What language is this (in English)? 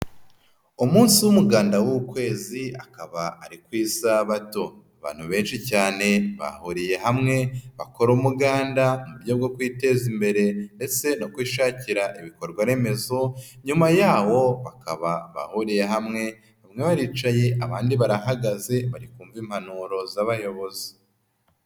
Kinyarwanda